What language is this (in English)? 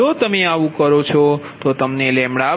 Gujarati